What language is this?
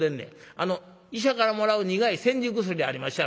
Japanese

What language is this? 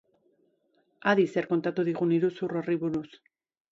Basque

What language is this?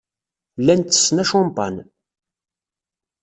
Kabyle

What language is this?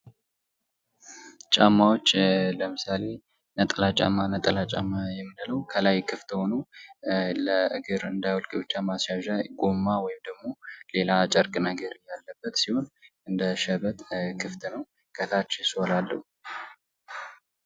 Amharic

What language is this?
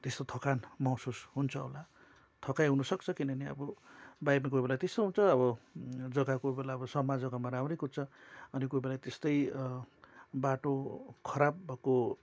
Nepali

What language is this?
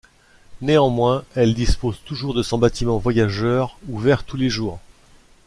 French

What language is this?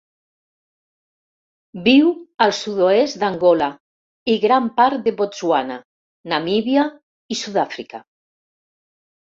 Catalan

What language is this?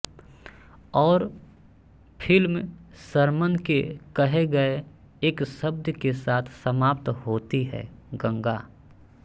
Hindi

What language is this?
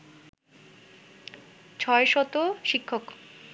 Bangla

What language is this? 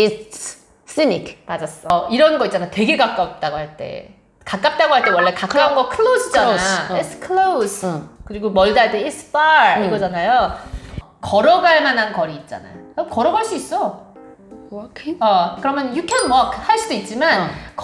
Korean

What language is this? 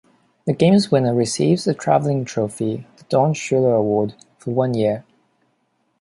English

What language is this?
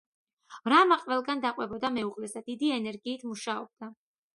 Georgian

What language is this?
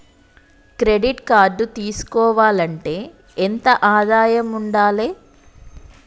Telugu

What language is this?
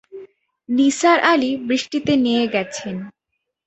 Bangla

